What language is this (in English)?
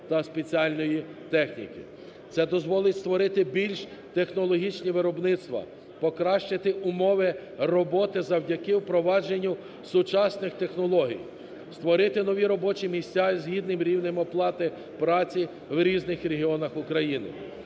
Ukrainian